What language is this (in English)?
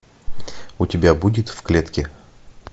Russian